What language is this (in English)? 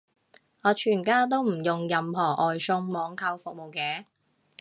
Cantonese